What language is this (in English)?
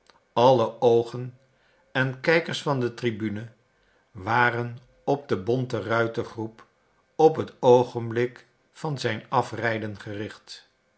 Dutch